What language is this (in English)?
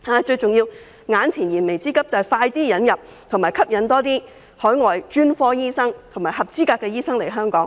Cantonese